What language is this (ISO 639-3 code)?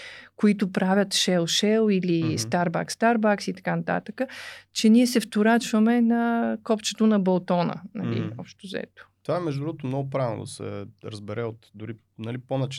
bul